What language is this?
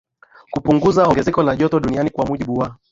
Swahili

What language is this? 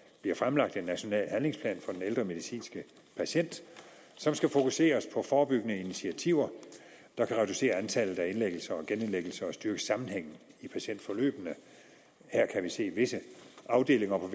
Danish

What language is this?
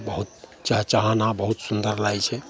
Maithili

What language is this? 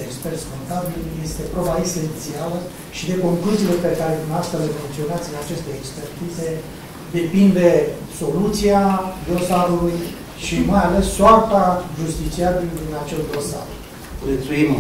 Romanian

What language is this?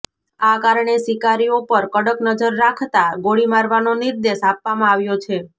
Gujarati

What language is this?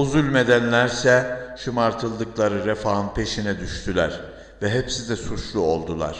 Turkish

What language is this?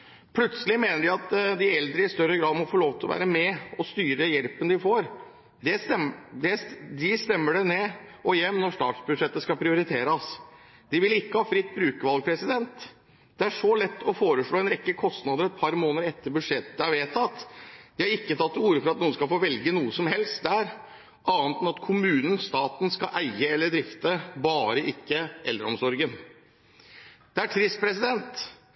Norwegian Bokmål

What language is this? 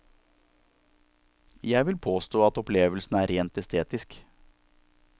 Norwegian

